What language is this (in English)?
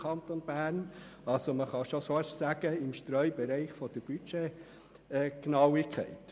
Swiss German